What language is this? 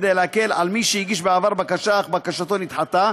Hebrew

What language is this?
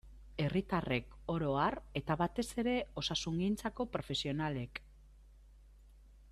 Basque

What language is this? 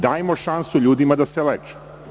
Serbian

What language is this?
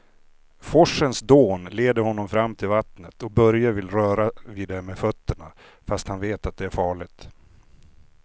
Swedish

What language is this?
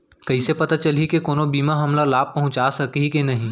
Chhattisgarhi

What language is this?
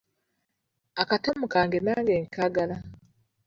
Ganda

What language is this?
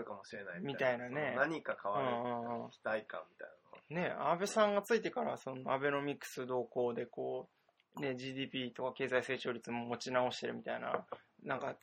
Japanese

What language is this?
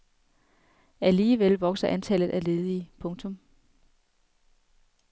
Danish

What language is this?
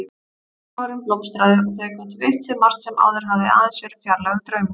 Icelandic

